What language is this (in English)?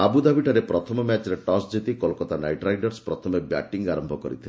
Odia